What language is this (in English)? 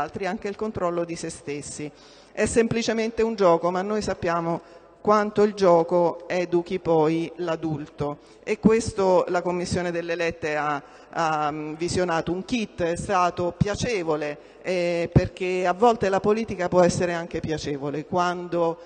Italian